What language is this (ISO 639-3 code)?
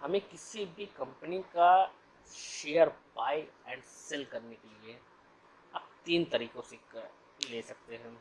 hin